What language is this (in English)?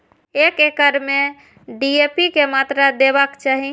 Maithili